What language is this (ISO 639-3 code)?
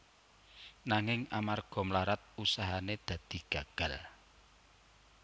jav